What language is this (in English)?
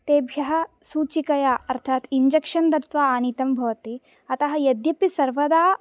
Sanskrit